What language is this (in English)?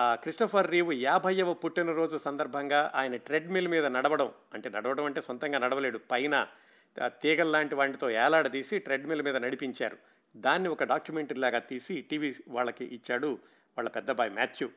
Telugu